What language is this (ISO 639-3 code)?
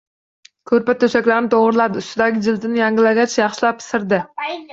uzb